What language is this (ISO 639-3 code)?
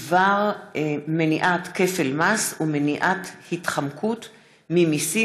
heb